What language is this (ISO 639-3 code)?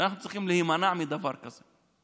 heb